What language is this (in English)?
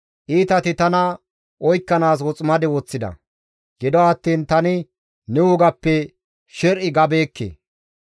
Gamo